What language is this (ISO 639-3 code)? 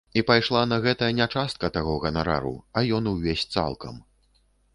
bel